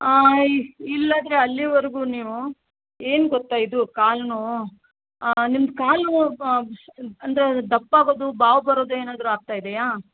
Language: Kannada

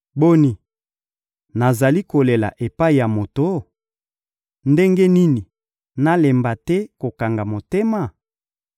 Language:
Lingala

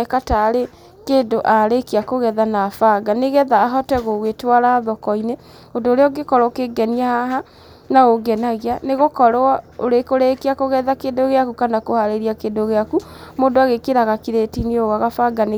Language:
Kikuyu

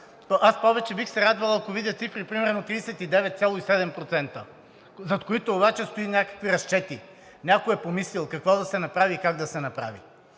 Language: Bulgarian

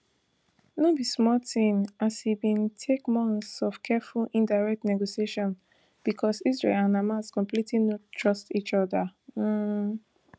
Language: Nigerian Pidgin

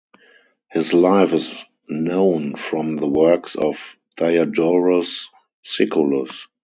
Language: English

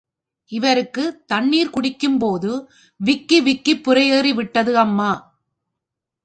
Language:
Tamil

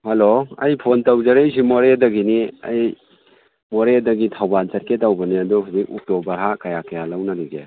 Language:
Manipuri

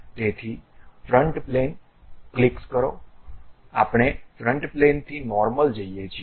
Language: Gujarati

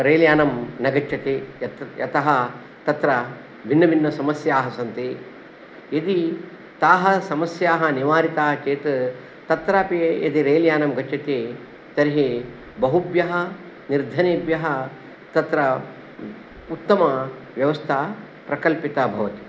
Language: Sanskrit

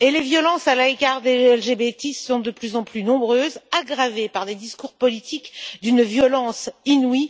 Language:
French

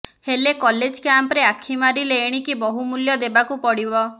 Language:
Odia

